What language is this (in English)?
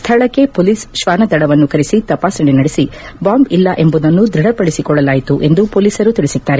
Kannada